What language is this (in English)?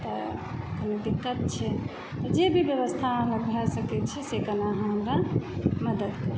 Maithili